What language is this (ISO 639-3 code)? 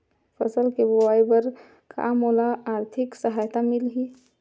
hne